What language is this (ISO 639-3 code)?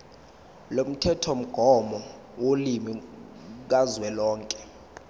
zul